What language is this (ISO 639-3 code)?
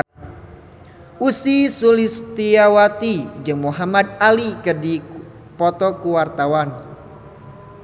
sun